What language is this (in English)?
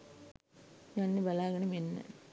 Sinhala